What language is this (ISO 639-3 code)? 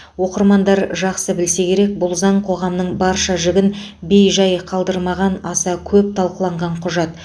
kaz